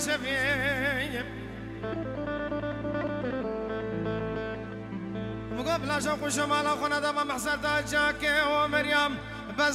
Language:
Arabic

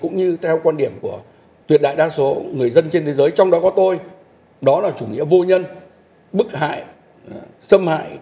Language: Vietnamese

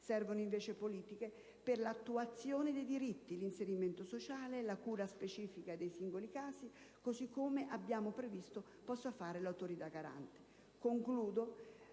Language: Italian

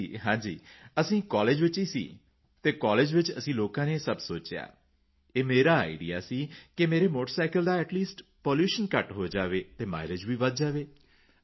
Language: Punjabi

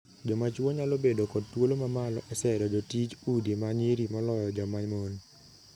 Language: Luo (Kenya and Tanzania)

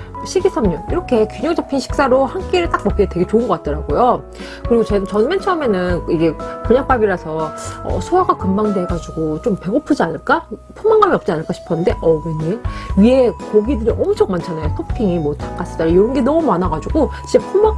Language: Korean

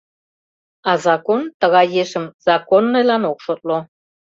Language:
Mari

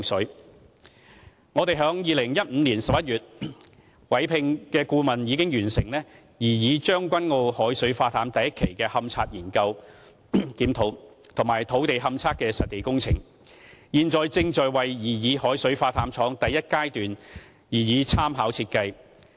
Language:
Cantonese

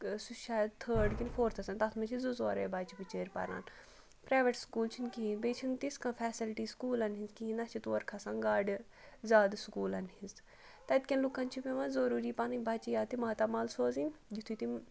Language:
Kashmiri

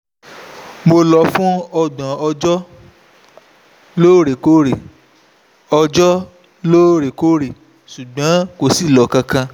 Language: Yoruba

